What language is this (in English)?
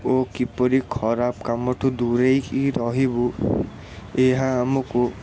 Odia